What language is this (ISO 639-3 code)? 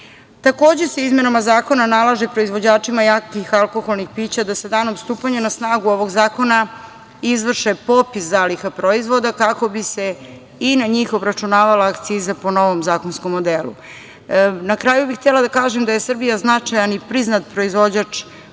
srp